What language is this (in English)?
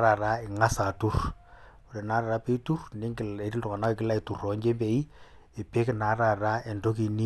Masai